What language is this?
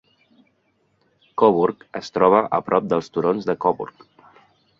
Catalan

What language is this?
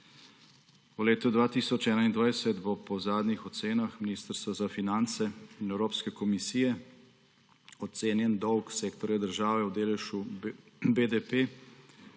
Slovenian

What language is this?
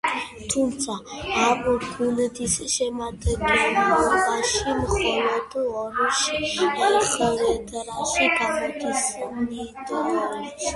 Georgian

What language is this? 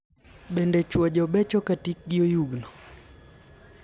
Luo (Kenya and Tanzania)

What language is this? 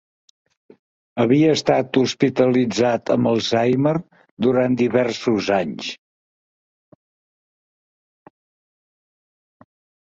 Catalan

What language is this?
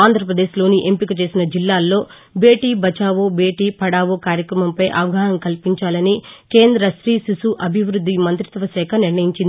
Telugu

